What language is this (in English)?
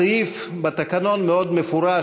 Hebrew